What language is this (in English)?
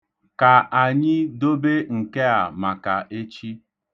Igbo